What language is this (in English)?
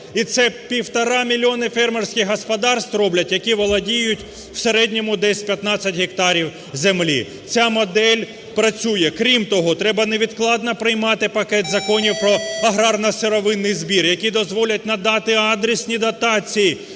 Ukrainian